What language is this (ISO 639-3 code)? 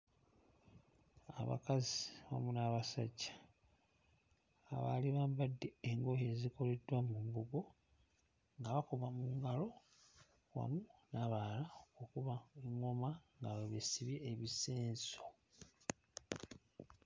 lug